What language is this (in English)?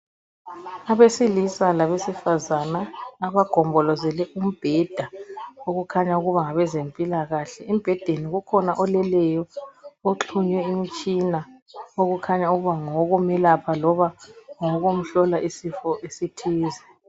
North Ndebele